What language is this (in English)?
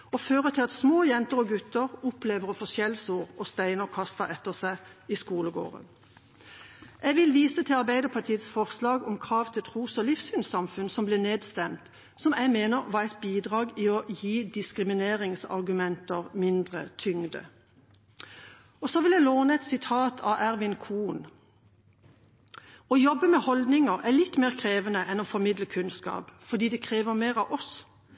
Norwegian Bokmål